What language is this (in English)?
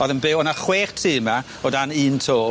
Welsh